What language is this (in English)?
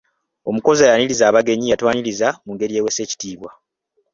Ganda